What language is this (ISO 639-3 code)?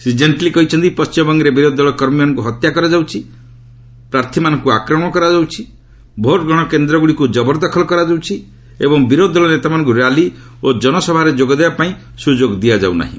ori